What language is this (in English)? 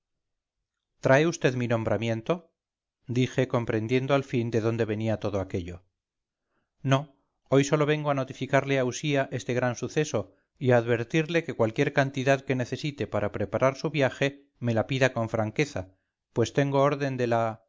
Spanish